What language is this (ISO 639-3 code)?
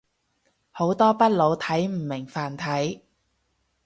yue